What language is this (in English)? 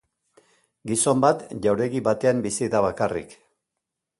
Basque